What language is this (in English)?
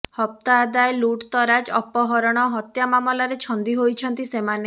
Odia